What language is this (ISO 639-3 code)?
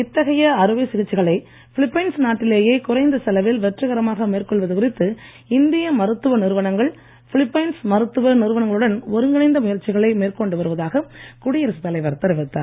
tam